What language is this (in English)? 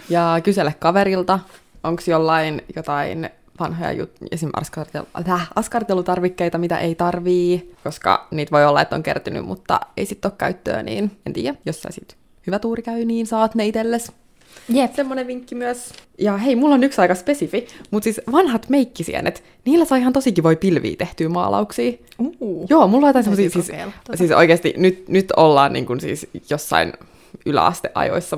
Finnish